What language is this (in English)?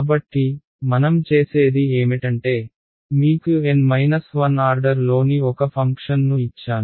Telugu